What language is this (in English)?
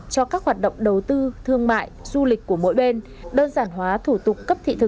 Vietnamese